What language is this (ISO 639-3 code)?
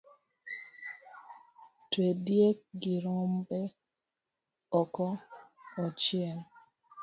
luo